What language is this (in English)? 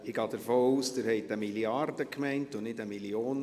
Swiss German